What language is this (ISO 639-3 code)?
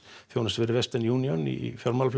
isl